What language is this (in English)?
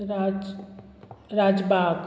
Konkani